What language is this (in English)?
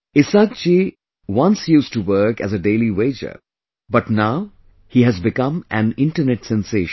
English